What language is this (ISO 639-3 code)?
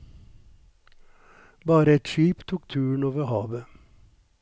nor